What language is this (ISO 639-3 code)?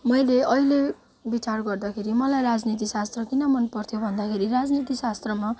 nep